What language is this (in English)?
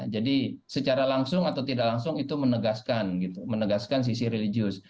Indonesian